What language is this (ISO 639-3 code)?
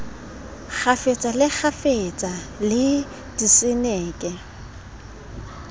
sot